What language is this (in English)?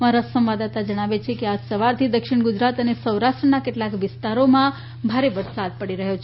Gujarati